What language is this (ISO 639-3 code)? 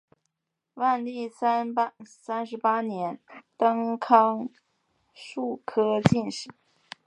zho